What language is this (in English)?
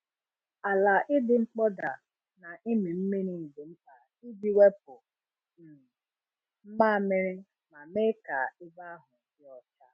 Igbo